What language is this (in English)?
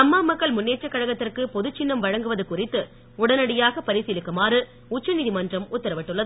Tamil